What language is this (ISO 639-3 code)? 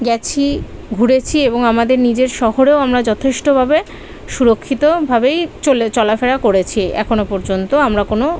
ben